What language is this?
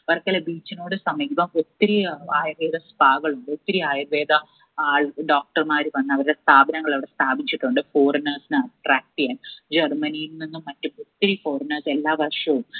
Malayalam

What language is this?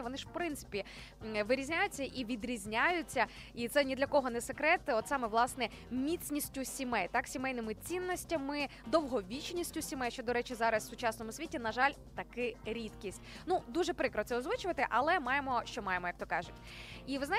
Ukrainian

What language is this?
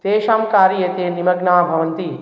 Sanskrit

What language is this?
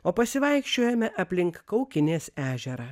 Lithuanian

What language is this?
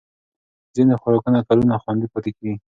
Pashto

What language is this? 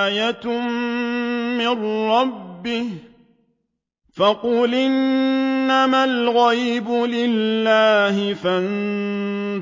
Arabic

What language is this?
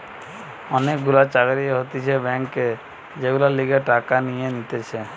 Bangla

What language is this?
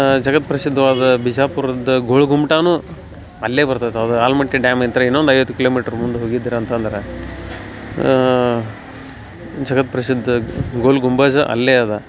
Kannada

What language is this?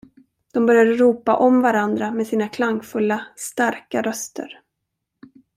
Swedish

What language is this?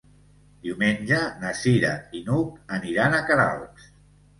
Catalan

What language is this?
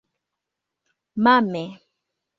Esperanto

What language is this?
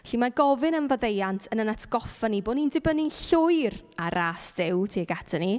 Welsh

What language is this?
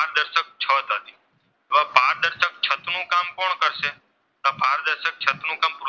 Gujarati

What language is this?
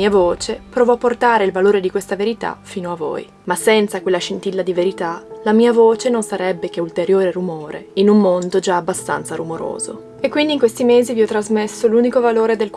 Italian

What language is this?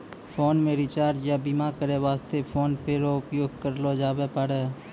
Maithili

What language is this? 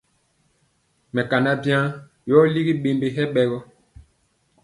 Mpiemo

